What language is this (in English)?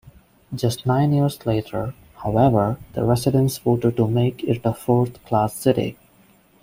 English